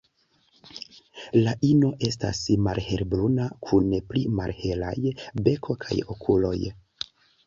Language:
Esperanto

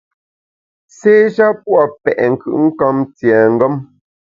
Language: Bamun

